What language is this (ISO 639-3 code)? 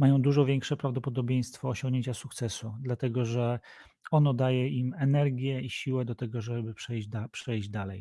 pol